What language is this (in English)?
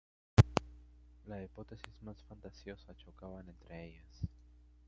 Spanish